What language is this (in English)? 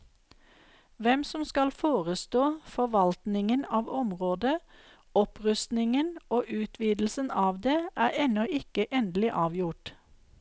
Norwegian